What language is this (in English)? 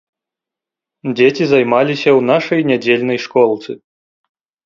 Belarusian